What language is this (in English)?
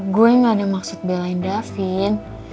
Indonesian